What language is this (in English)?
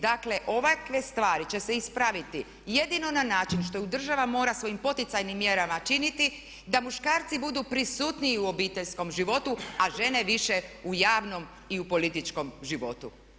Croatian